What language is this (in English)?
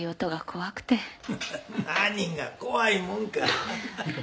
Japanese